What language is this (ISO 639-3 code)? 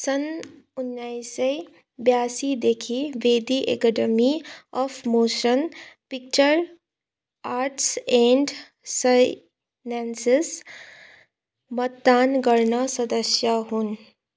nep